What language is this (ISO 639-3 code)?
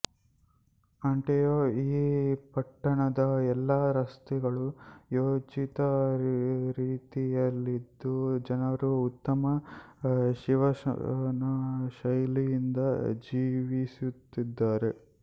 kan